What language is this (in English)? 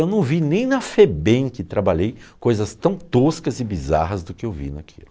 Portuguese